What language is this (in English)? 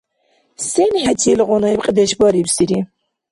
Dargwa